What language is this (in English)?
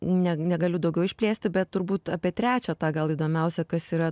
Lithuanian